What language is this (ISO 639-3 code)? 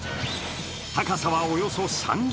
jpn